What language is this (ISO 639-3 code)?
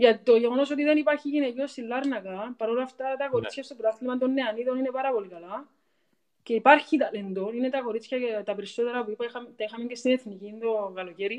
ell